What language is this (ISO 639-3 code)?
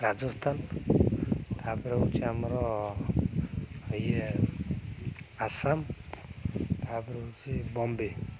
ori